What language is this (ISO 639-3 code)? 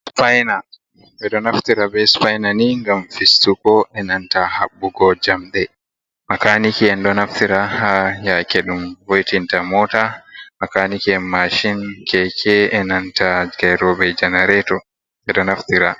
ful